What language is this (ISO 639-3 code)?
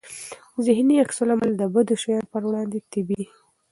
pus